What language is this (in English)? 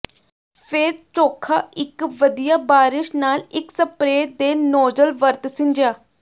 Punjabi